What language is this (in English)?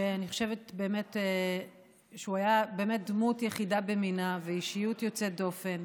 Hebrew